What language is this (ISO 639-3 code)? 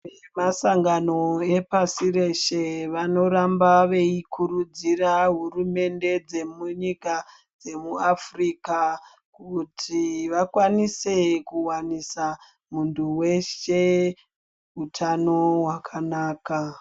ndc